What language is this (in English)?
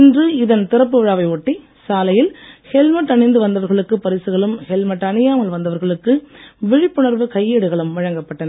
Tamil